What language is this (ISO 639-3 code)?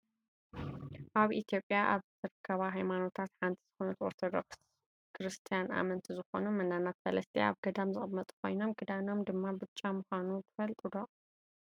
tir